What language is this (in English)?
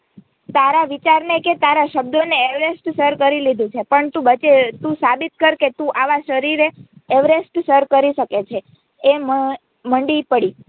Gujarati